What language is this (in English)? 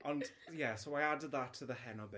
Welsh